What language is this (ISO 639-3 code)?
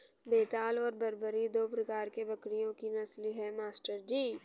hin